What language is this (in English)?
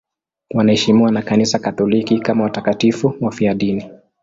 Swahili